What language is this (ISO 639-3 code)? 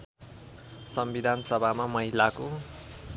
nep